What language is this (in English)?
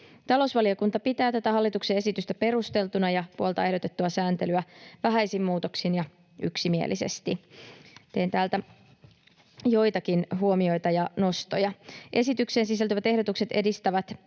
Finnish